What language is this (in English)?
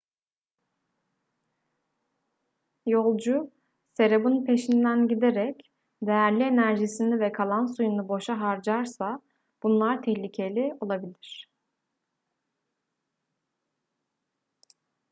Turkish